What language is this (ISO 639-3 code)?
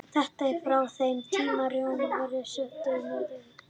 isl